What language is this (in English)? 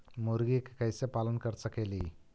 Magahi